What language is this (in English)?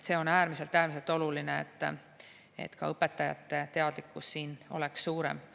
Estonian